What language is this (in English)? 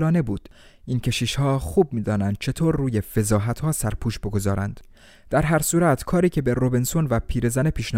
Persian